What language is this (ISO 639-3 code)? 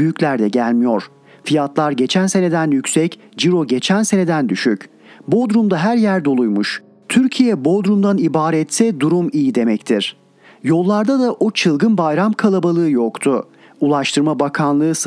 tur